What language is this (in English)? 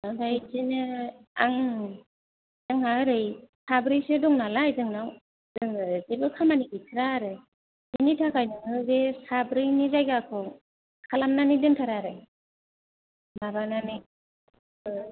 Bodo